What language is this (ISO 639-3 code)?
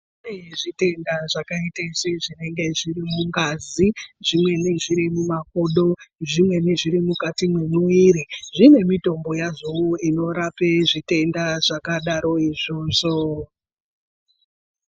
ndc